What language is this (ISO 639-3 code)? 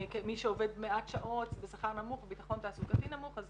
heb